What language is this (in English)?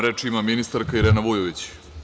Serbian